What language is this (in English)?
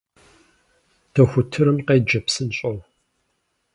Kabardian